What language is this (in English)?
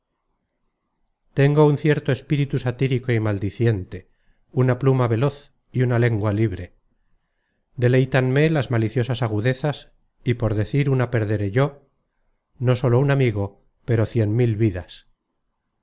Spanish